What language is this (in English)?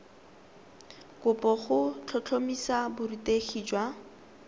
Tswana